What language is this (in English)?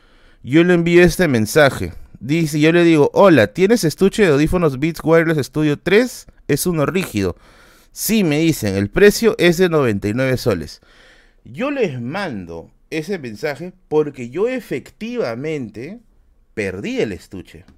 Spanish